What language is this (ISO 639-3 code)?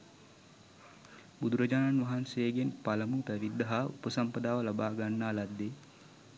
sin